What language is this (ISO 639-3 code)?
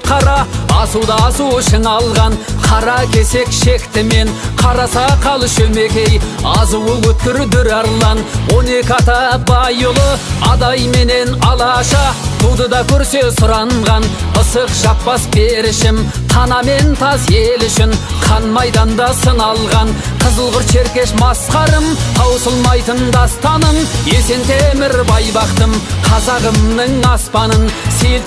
rus